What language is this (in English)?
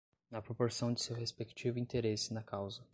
Portuguese